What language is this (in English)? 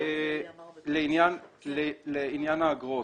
Hebrew